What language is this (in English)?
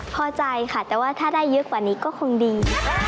Thai